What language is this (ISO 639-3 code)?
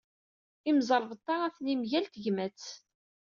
kab